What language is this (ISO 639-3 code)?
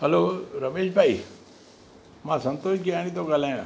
snd